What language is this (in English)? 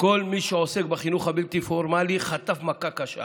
Hebrew